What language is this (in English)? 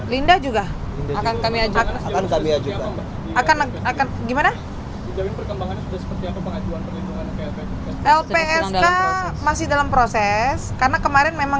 Indonesian